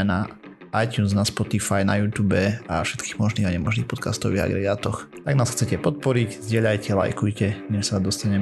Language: Slovak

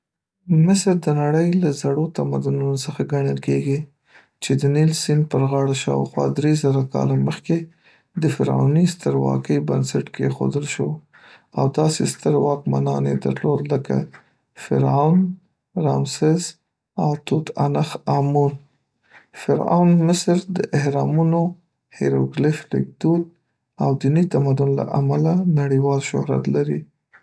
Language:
Pashto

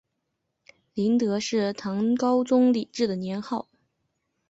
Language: Chinese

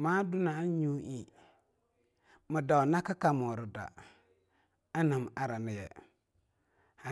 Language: Longuda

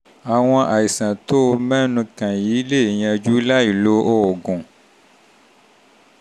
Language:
Yoruba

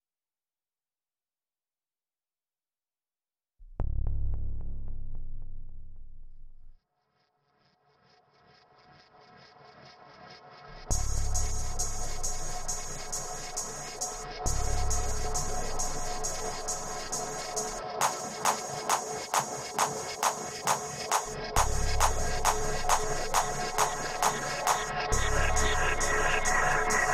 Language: English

